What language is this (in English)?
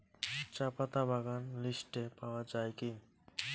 Bangla